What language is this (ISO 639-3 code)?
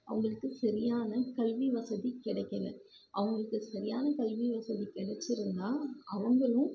tam